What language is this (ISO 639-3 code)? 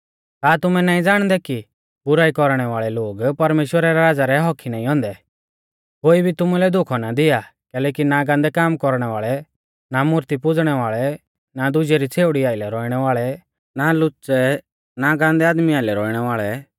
bfz